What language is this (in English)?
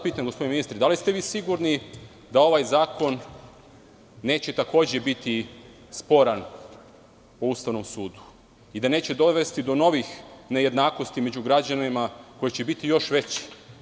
Serbian